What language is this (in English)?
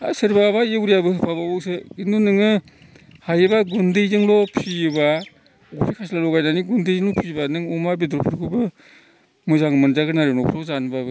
Bodo